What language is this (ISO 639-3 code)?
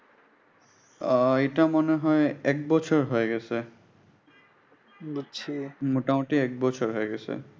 ben